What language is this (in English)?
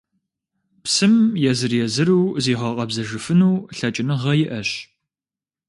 Kabardian